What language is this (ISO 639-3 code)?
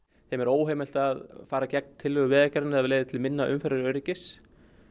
isl